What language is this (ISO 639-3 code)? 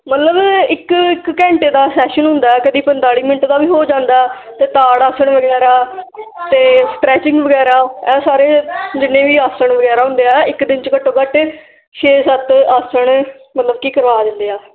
pan